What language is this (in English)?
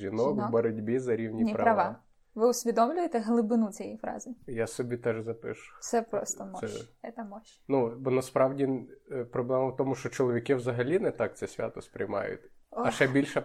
Ukrainian